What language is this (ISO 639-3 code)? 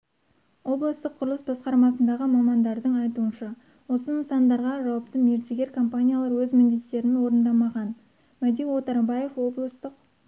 kaz